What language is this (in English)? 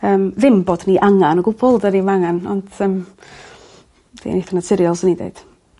Welsh